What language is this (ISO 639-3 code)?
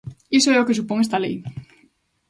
glg